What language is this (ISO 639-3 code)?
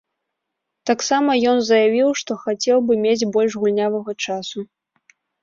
bel